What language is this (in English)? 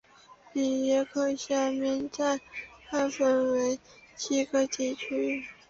Chinese